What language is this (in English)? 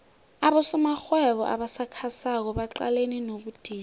South Ndebele